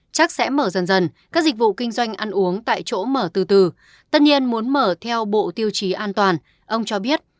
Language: Vietnamese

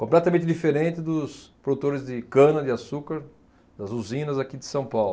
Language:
Portuguese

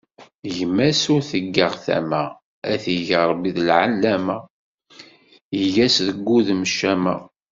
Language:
Kabyle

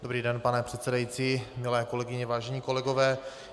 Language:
Czech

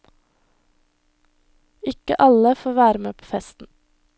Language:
Norwegian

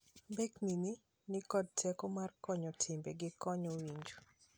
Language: Luo (Kenya and Tanzania)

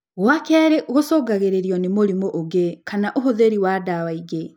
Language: Kikuyu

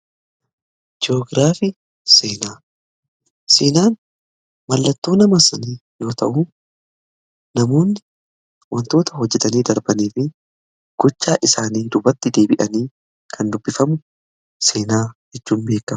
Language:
Oromo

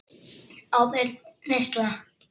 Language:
Icelandic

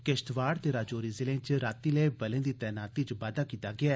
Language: Dogri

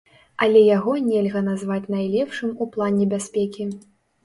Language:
Belarusian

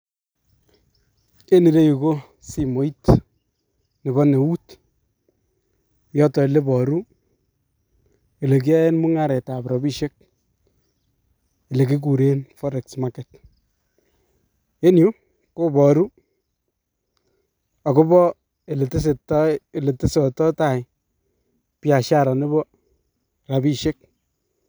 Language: Kalenjin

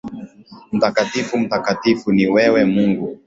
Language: Swahili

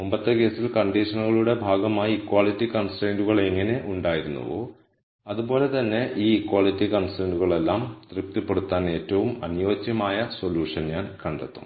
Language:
Malayalam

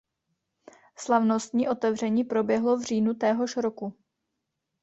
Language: Czech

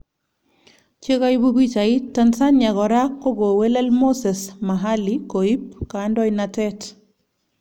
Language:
Kalenjin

